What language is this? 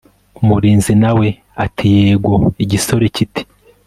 Kinyarwanda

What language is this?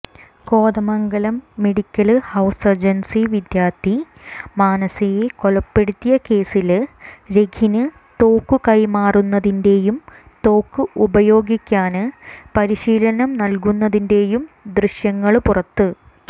Malayalam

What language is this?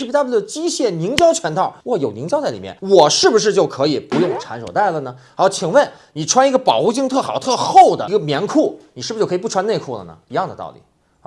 Chinese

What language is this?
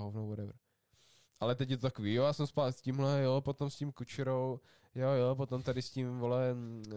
Czech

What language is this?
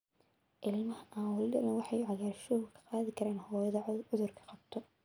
Somali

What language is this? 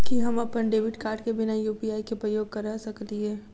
Maithili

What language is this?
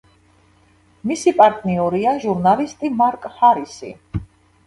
Georgian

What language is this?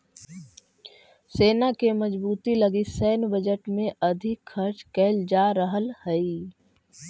Magahi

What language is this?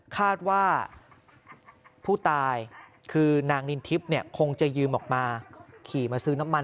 Thai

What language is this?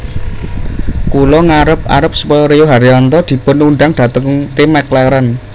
Javanese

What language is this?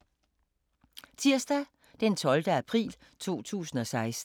Danish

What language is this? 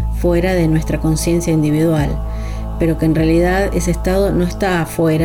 Spanish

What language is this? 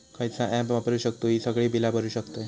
Marathi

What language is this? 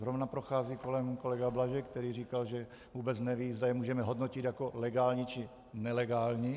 Czech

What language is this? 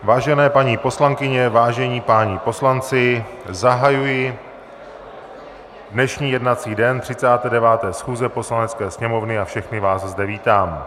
Czech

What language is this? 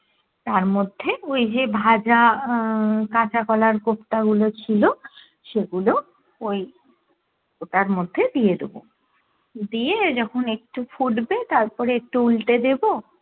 Bangla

